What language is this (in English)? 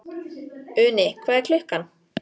Icelandic